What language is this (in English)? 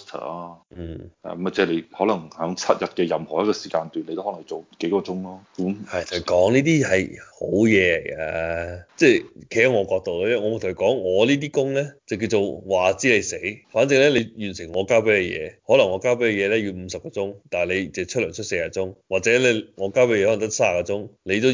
Chinese